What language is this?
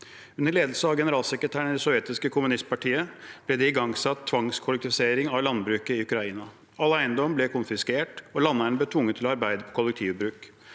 Norwegian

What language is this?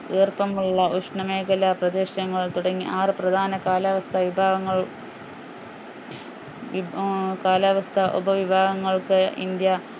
Malayalam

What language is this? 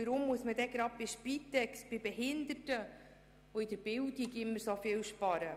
Swiss German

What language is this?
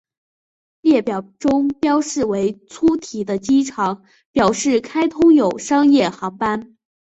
Chinese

